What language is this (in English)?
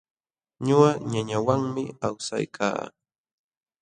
Jauja Wanca Quechua